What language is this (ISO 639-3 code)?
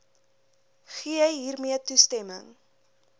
afr